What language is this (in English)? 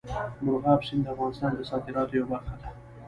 Pashto